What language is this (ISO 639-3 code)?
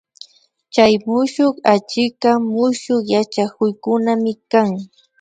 qvi